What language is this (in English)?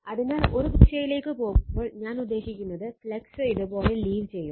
Malayalam